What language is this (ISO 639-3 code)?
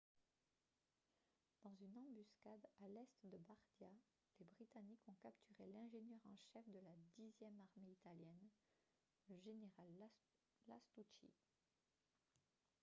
fra